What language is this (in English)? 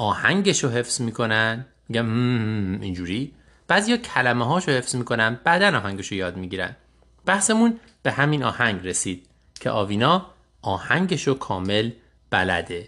Persian